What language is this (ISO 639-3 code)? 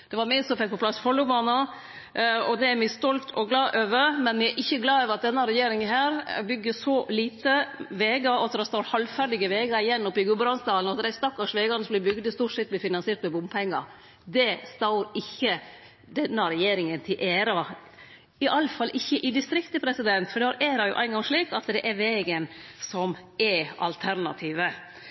nno